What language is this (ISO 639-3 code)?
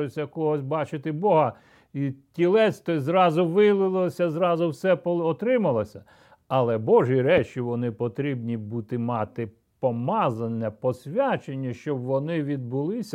ukr